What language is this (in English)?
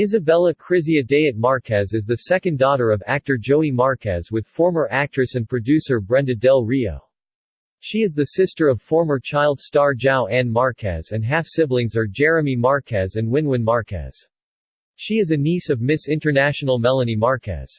English